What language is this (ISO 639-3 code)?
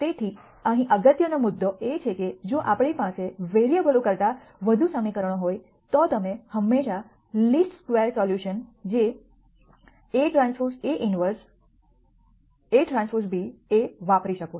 guj